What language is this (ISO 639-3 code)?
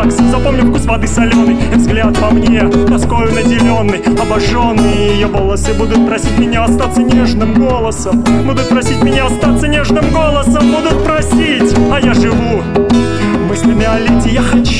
rus